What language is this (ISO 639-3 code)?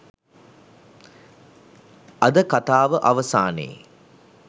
sin